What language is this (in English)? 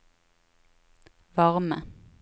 Norwegian